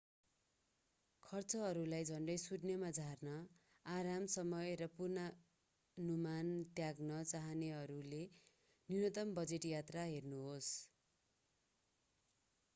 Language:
Nepali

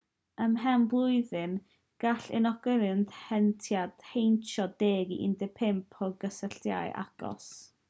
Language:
Welsh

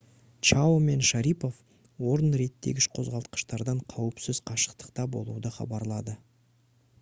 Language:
Kazakh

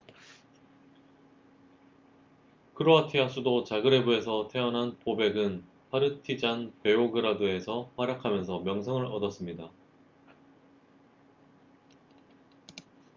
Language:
Korean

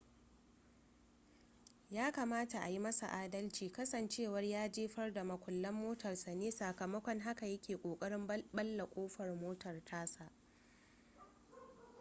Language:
Hausa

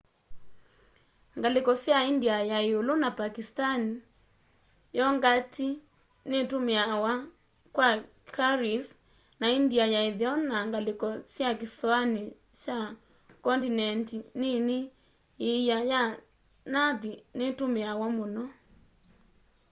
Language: Kamba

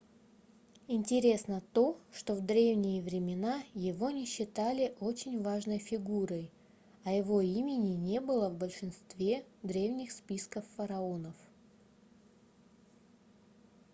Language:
Russian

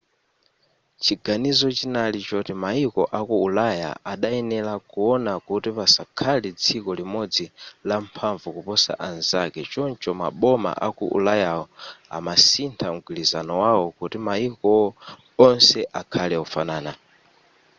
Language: Nyanja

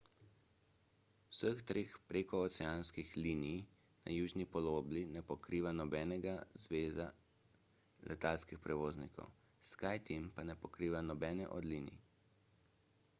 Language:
Slovenian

